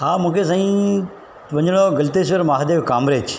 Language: Sindhi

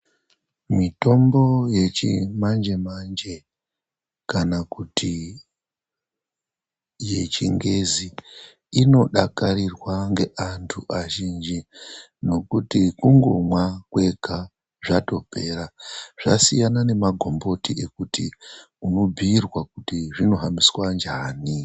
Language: Ndau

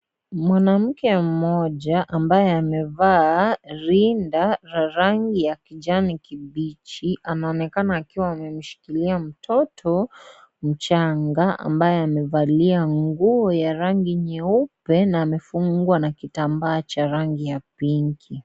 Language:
Swahili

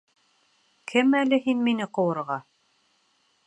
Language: Bashkir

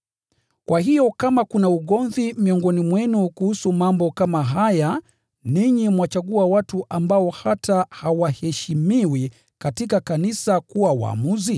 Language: Swahili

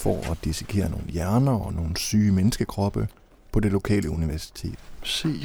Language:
Danish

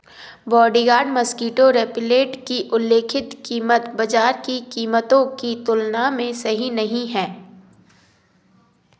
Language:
Hindi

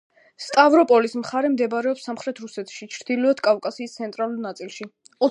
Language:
Georgian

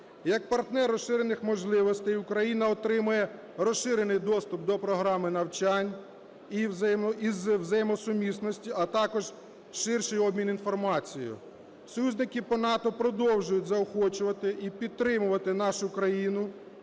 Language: Ukrainian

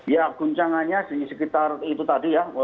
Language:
Indonesian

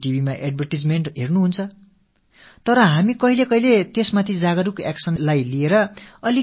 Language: Tamil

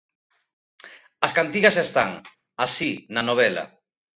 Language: Galician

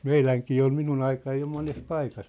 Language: Finnish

